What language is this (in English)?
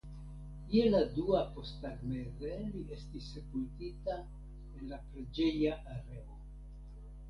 Esperanto